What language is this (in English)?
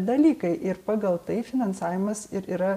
Lithuanian